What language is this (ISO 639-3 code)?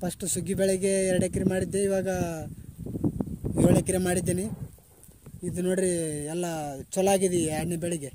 tha